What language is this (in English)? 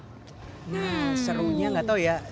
Indonesian